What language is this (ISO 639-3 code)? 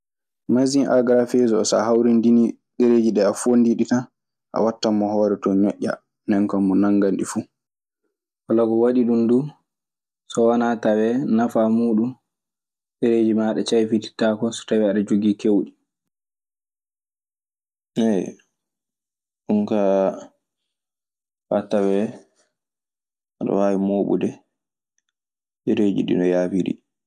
ffm